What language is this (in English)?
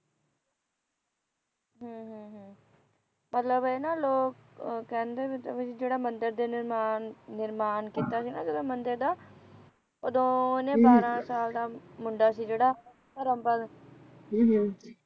Punjabi